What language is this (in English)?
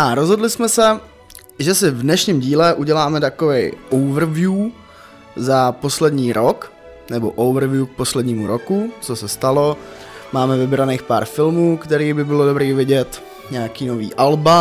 Czech